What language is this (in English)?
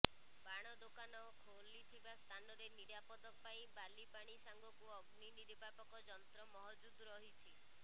Odia